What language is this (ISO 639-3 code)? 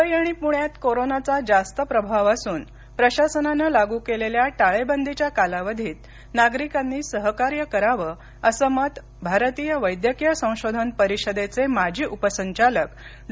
mar